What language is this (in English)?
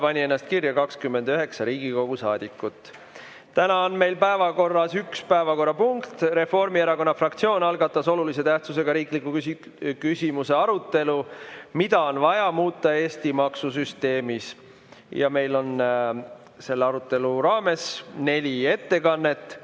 Estonian